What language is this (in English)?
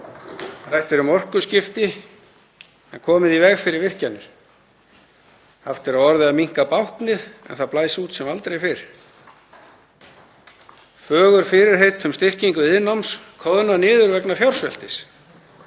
Icelandic